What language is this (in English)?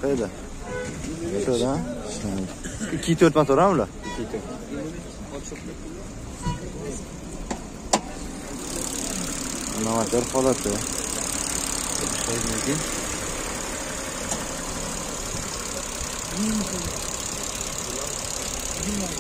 Turkish